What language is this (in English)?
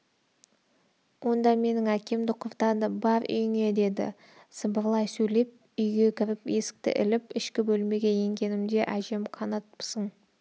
Kazakh